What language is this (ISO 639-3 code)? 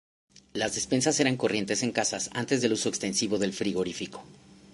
spa